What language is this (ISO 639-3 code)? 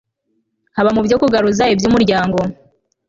kin